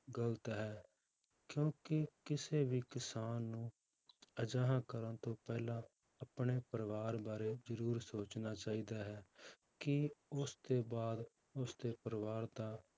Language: Punjabi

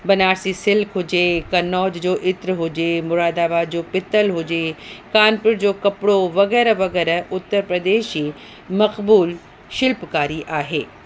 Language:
Sindhi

